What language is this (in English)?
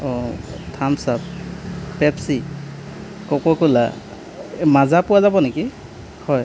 Assamese